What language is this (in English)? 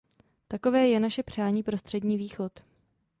Czech